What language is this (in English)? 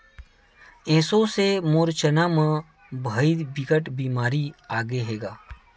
Chhattisgarhi